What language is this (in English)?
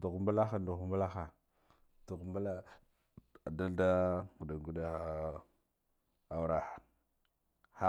Guduf-Gava